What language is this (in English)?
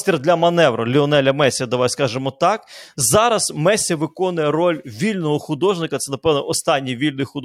Ukrainian